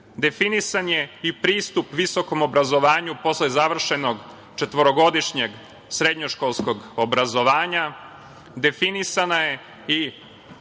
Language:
Serbian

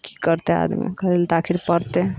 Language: Maithili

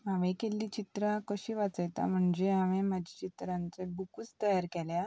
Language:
Konkani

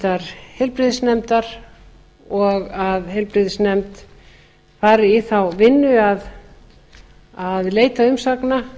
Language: Icelandic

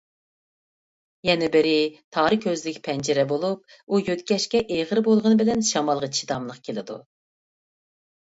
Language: Uyghur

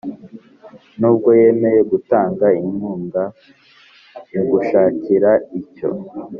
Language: Kinyarwanda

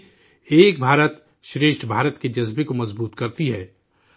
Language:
Urdu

